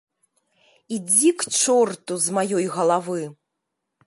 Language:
Belarusian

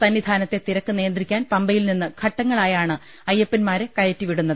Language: Malayalam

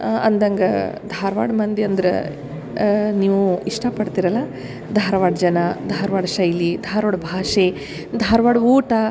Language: Kannada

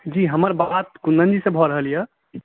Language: Maithili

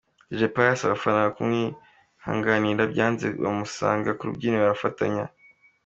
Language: Kinyarwanda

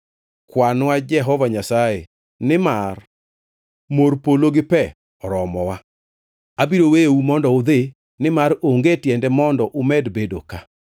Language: Luo (Kenya and Tanzania)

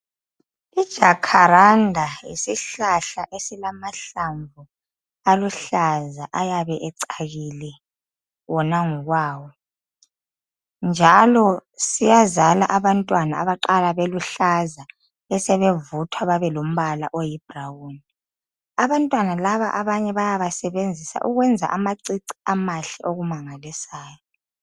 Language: North Ndebele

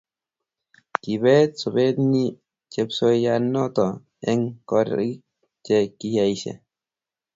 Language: Kalenjin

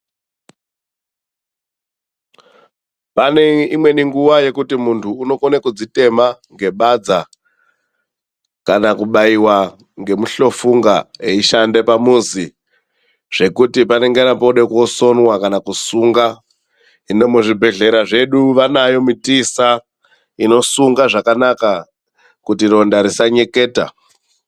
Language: Ndau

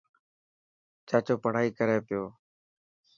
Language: Dhatki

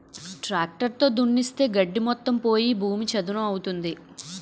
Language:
Telugu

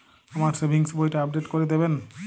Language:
Bangla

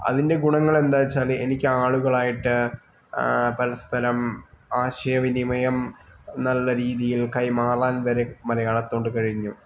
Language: Malayalam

